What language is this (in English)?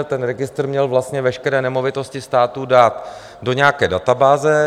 Czech